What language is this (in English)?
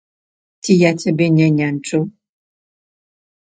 Belarusian